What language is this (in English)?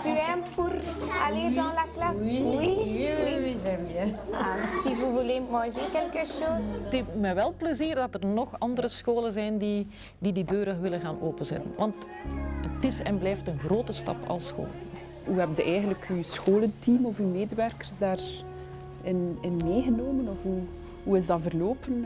Dutch